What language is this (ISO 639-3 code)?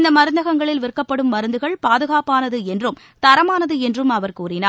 tam